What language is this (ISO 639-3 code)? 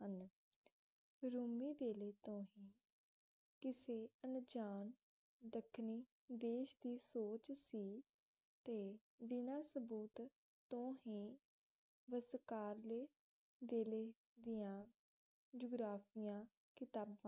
pan